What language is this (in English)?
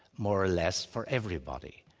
English